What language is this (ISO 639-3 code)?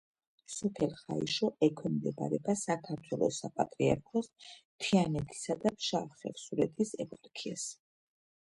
kat